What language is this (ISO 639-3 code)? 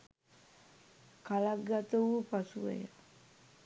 sin